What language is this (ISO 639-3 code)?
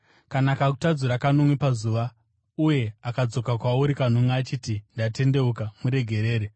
sna